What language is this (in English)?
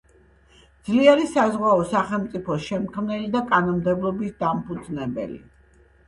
Georgian